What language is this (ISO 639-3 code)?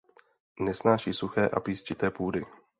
ces